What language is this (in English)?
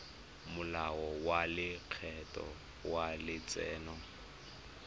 Tswana